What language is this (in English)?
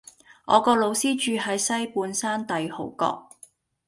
Cantonese